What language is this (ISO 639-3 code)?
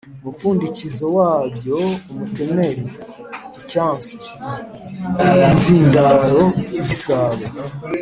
kin